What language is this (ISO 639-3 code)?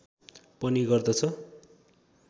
nep